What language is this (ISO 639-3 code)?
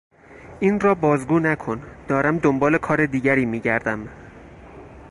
fas